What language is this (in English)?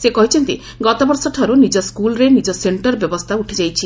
Odia